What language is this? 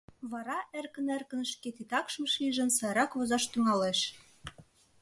Mari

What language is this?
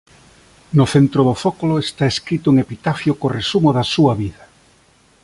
Galician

